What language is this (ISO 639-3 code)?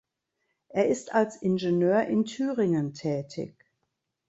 deu